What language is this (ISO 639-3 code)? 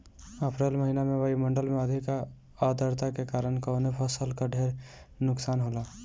bho